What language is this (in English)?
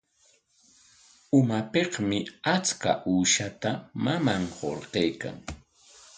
Corongo Ancash Quechua